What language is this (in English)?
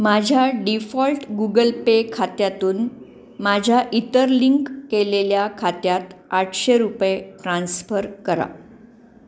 Marathi